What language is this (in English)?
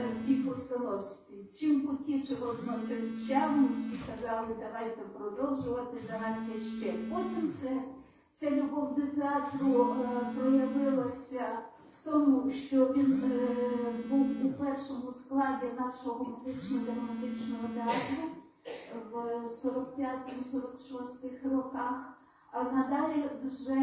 Ukrainian